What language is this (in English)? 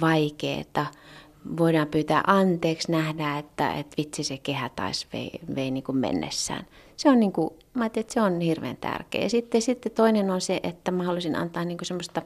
Finnish